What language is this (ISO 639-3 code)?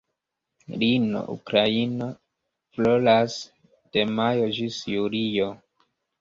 epo